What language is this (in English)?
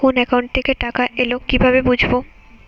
Bangla